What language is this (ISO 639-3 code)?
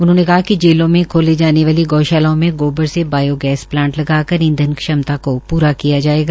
hin